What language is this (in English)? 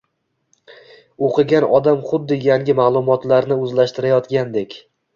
Uzbek